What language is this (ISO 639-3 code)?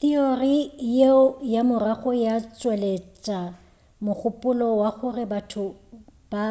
nso